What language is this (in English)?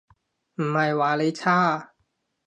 Cantonese